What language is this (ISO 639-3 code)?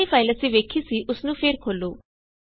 pan